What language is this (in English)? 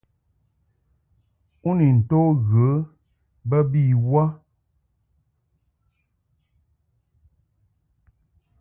Mungaka